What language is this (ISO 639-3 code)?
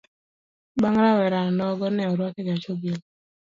luo